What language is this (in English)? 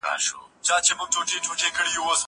Pashto